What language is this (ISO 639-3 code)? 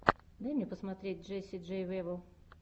rus